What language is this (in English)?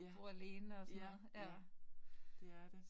Danish